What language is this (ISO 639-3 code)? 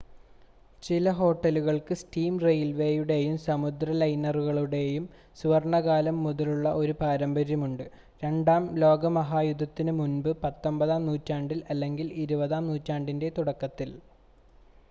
mal